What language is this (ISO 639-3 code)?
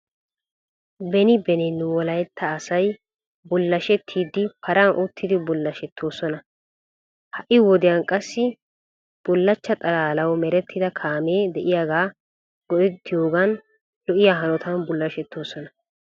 wal